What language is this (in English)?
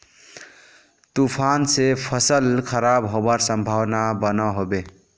Magahi